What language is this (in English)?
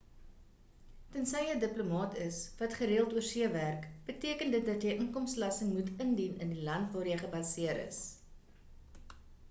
Afrikaans